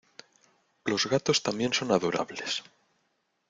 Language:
Spanish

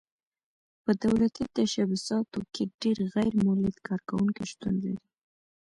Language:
Pashto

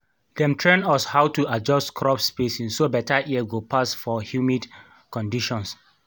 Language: Nigerian Pidgin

